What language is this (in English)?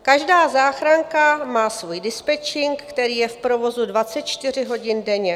Czech